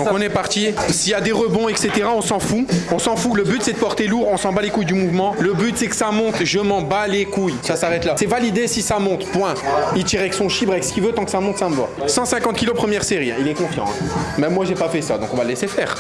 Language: French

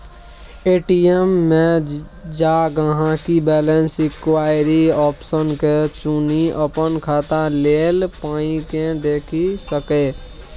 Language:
Maithili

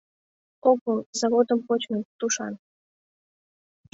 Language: Mari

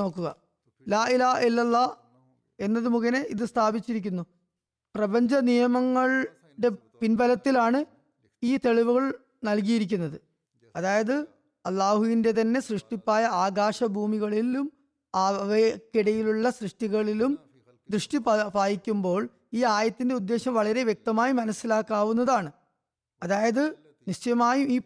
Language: Malayalam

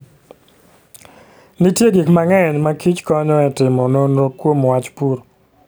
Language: Luo (Kenya and Tanzania)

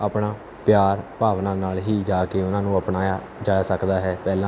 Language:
Punjabi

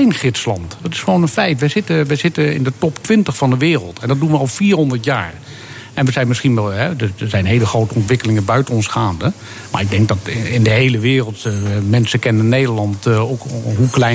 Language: Dutch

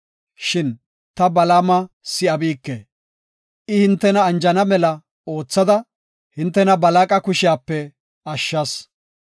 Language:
Gofa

